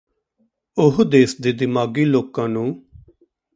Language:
Punjabi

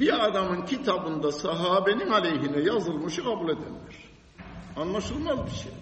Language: Turkish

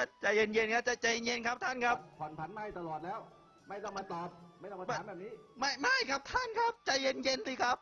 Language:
Thai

